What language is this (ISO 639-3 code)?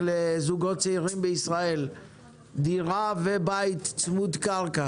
heb